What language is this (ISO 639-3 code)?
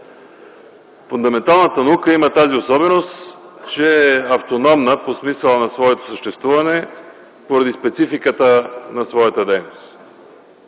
bul